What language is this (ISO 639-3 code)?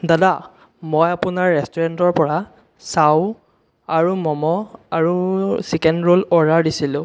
asm